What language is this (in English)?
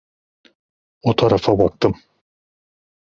Turkish